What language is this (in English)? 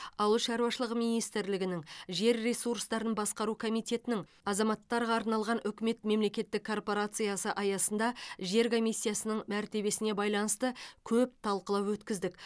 Kazakh